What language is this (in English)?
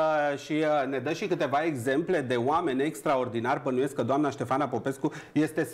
Romanian